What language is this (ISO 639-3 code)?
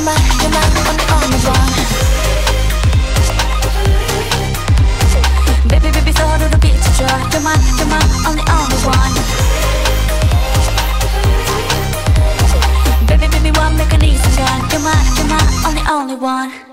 kor